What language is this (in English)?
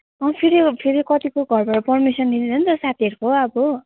Nepali